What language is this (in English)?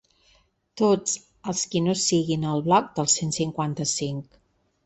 Catalan